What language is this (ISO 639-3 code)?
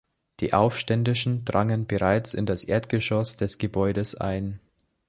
deu